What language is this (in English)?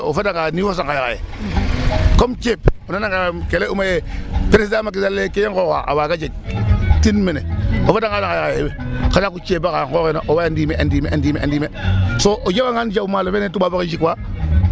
Serer